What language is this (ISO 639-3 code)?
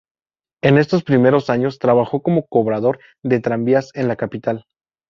spa